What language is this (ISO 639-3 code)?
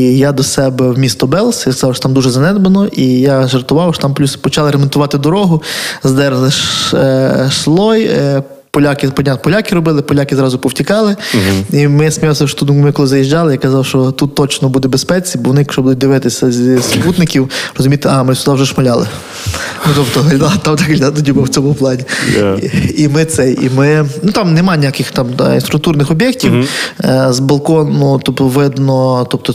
ukr